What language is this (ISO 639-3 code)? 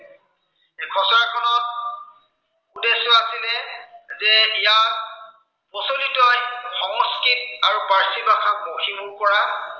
asm